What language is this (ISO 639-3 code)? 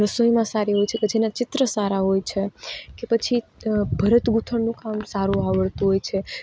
guj